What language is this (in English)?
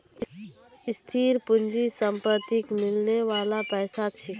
Magahi